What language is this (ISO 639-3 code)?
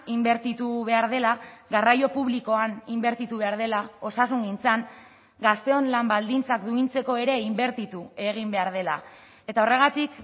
eus